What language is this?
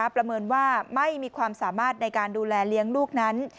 Thai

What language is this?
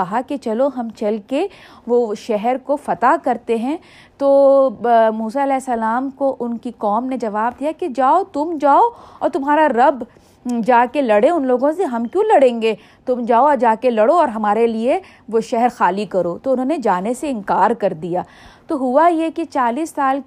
Urdu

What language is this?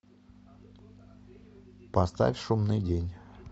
Russian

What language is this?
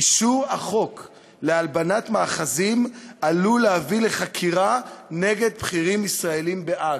Hebrew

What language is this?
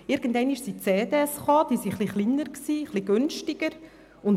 Swiss German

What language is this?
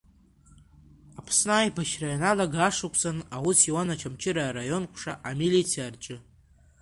Abkhazian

